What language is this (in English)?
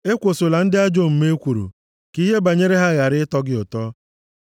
Igbo